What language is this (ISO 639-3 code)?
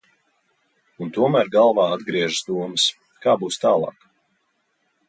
lav